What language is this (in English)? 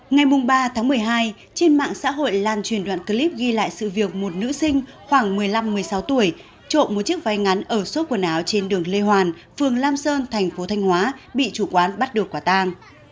Vietnamese